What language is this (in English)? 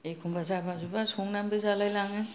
Bodo